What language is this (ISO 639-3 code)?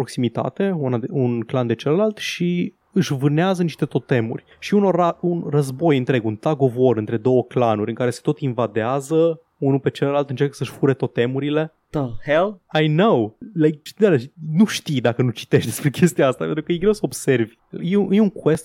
ron